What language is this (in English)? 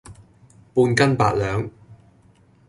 Cantonese